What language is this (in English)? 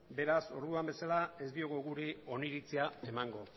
Basque